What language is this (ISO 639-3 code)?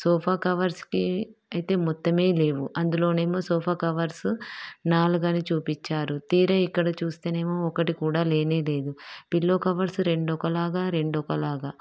tel